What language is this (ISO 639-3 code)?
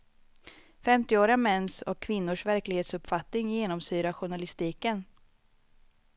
swe